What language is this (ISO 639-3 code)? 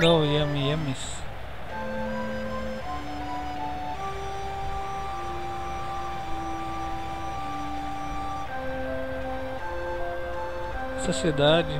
por